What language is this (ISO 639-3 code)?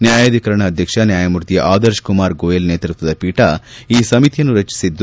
kan